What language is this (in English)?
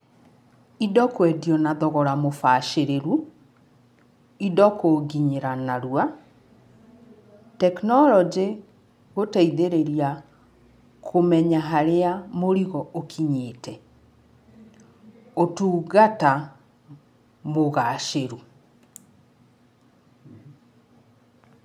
Kikuyu